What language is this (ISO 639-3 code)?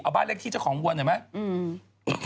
tha